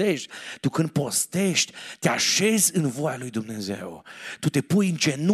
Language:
Romanian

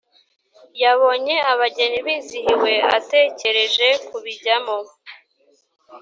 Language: Kinyarwanda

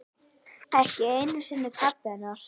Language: Icelandic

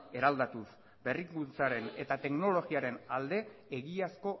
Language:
Basque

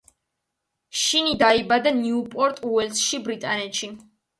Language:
Georgian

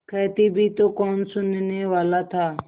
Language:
Hindi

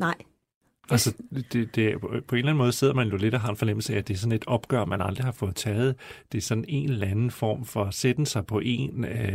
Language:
Danish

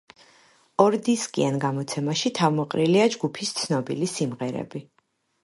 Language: Georgian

